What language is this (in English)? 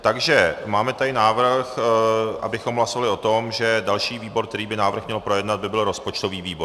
Czech